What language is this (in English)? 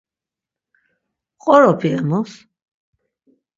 Laz